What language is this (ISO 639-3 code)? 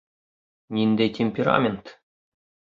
bak